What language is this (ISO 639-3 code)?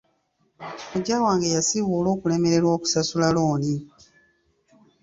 lug